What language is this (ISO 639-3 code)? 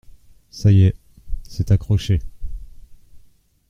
fra